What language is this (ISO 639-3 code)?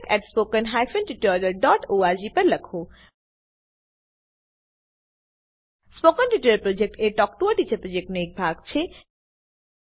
guj